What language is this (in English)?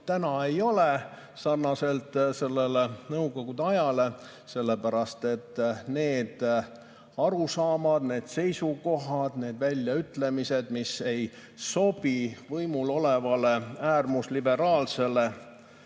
Estonian